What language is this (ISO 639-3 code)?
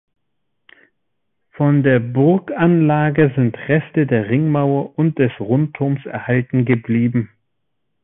deu